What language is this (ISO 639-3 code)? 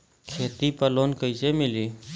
bho